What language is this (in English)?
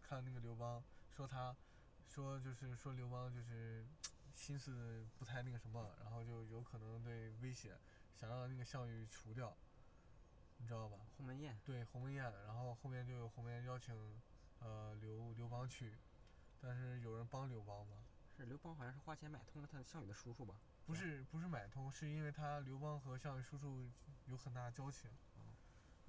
Chinese